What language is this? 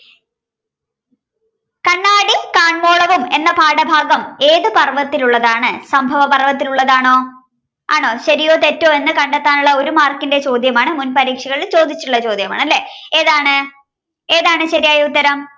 Malayalam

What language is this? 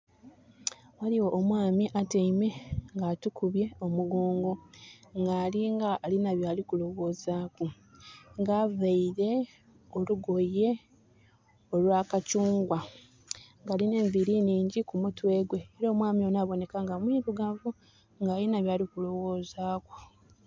Soga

